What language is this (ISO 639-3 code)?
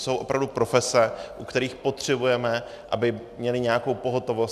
ces